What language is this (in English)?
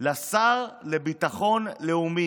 Hebrew